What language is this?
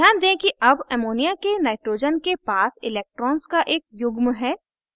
Hindi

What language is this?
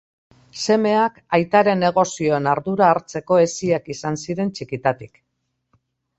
Basque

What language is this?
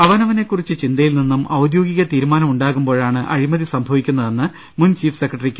Malayalam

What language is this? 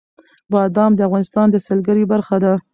Pashto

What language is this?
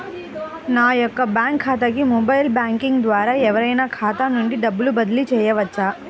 Telugu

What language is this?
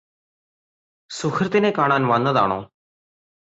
Malayalam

